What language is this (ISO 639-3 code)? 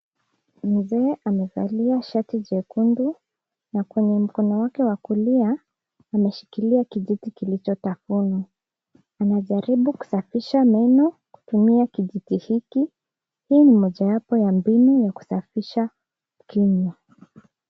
swa